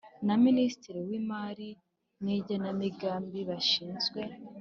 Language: Kinyarwanda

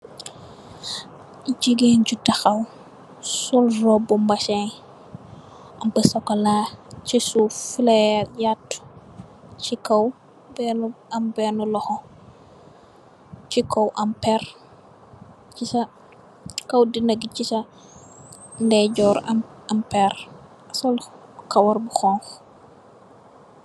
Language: Wolof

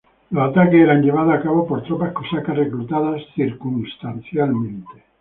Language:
Spanish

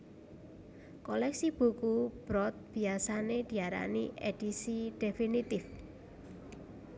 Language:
Javanese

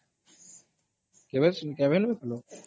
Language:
Odia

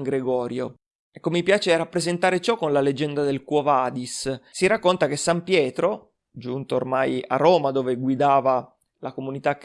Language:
Italian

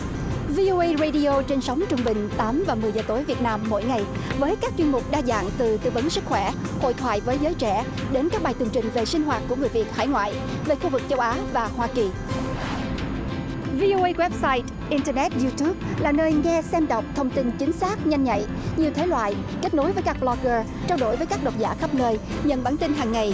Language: Vietnamese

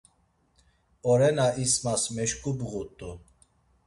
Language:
Laz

